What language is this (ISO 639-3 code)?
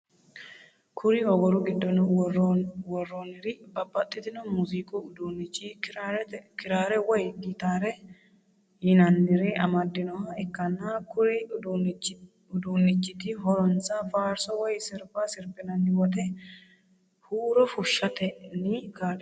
sid